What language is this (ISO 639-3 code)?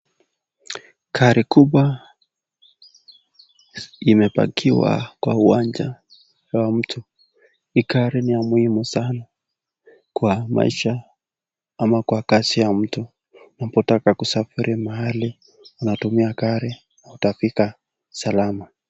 swa